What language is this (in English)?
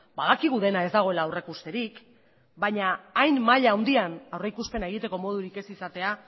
Basque